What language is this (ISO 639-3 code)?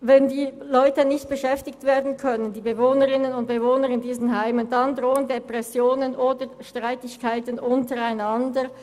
gsw